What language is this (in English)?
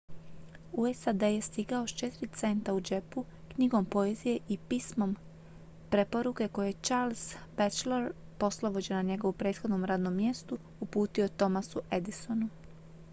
Croatian